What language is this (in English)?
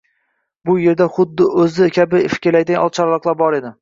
Uzbek